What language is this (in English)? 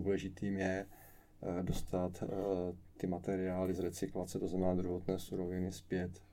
Czech